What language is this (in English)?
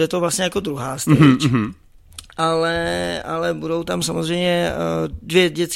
Czech